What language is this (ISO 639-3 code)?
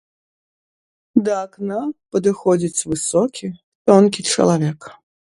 bel